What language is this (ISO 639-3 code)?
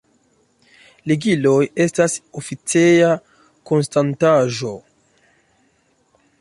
epo